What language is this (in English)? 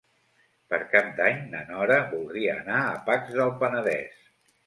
Catalan